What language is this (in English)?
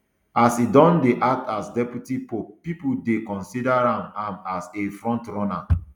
Nigerian Pidgin